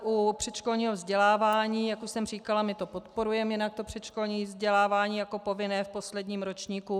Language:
Czech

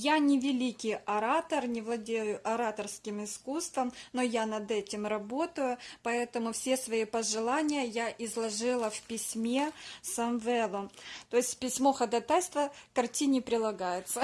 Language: Russian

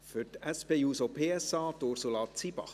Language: Swiss German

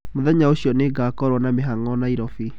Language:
Kikuyu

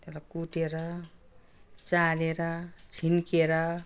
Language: Nepali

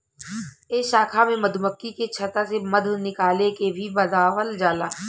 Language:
Bhojpuri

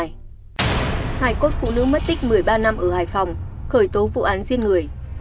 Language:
Vietnamese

